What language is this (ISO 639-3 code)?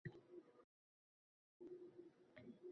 uzb